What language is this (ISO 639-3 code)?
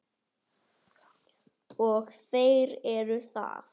isl